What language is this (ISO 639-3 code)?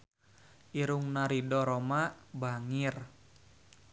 sun